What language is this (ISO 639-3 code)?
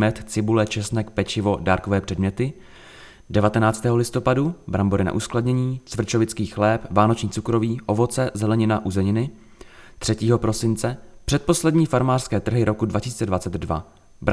ces